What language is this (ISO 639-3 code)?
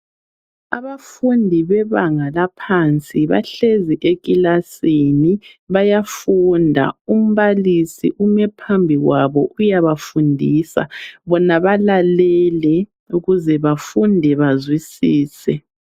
nde